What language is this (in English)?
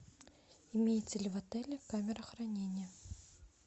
Russian